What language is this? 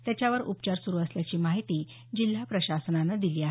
Marathi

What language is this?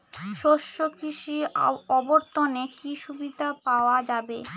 Bangla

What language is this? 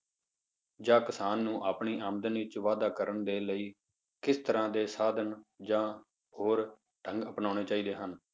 Punjabi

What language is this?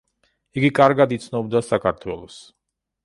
Georgian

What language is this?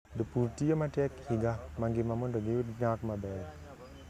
Luo (Kenya and Tanzania)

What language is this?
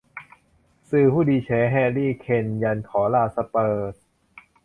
Thai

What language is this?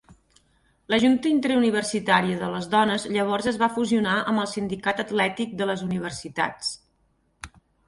Catalan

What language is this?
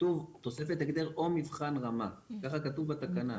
Hebrew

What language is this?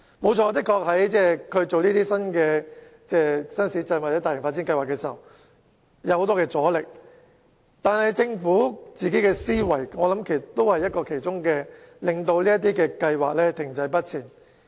Cantonese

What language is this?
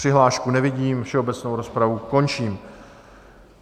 Czech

